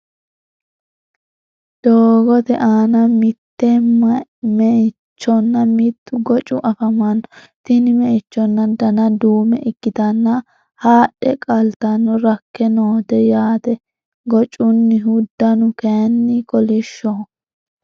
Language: Sidamo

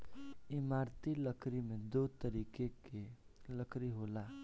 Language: Bhojpuri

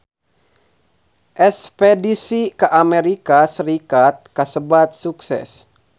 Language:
Sundanese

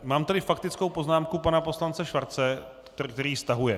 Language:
Czech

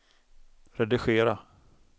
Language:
Swedish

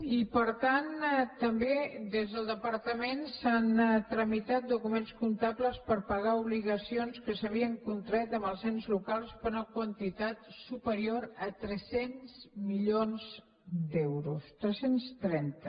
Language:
Catalan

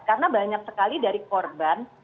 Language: Indonesian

